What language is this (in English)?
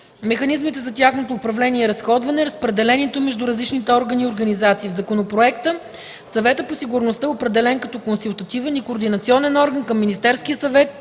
Bulgarian